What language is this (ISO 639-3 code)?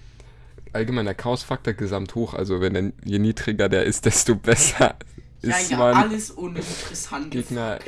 deu